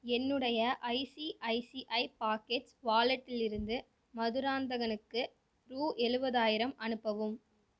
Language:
Tamil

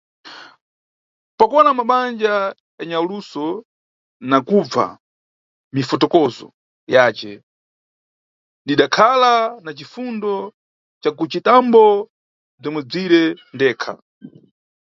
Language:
Nyungwe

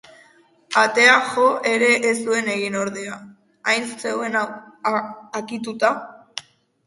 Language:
Basque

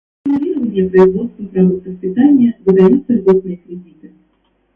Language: Russian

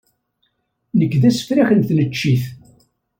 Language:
Kabyle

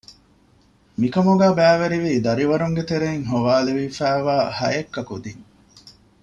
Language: Divehi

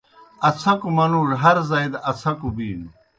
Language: Kohistani Shina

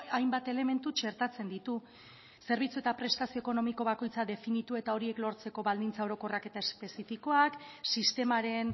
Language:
Basque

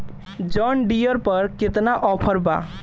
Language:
Bhojpuri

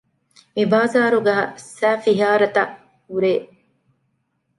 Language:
Divehi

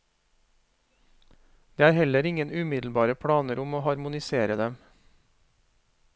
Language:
Norwegian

